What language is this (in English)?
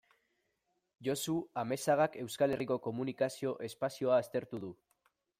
Basque